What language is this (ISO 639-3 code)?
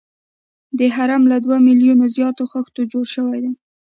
pus